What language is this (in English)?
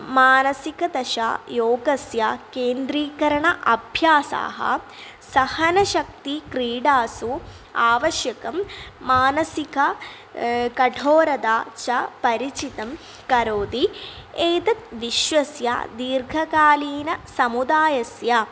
Sanskrit